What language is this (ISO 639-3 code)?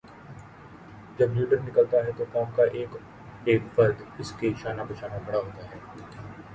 urd